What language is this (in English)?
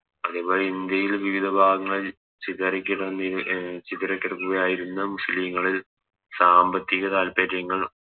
Malayalam